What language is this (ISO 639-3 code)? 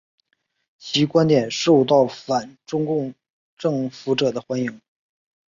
zho